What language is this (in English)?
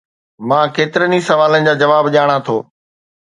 Sindhi